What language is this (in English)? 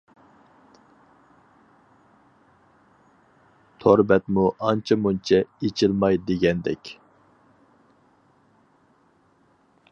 Uyghur